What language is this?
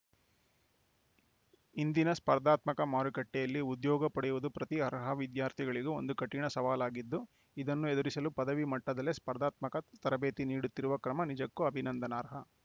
Kannada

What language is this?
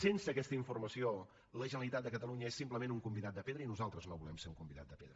Catalan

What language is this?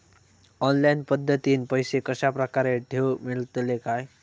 Marathi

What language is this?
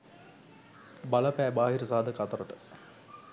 Sinhala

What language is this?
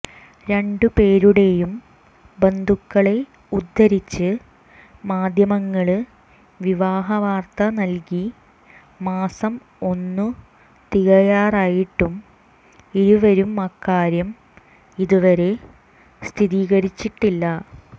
Malayalam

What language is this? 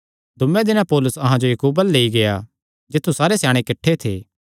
Kangri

